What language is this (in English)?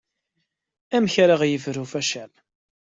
Kabyle